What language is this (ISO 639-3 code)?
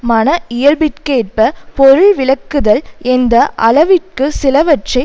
tam